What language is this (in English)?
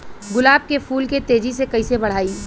Bhojpuri